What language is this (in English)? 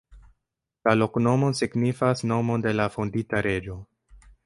Esperanto